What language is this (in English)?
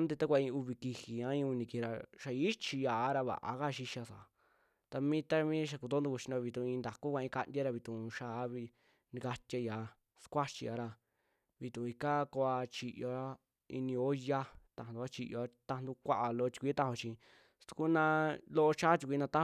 Western Juxtlahuaca Mixtec